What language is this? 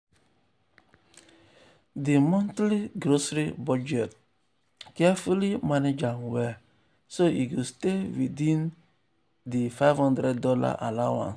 Nigerian Pidgin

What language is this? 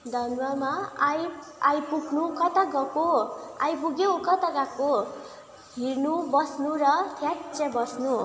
Nepali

